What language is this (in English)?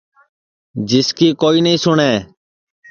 Sansi